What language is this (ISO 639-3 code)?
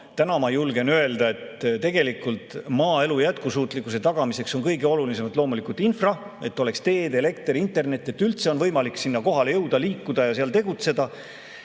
est